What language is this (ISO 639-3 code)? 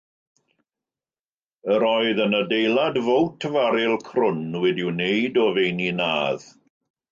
cym